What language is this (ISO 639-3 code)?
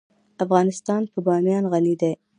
pus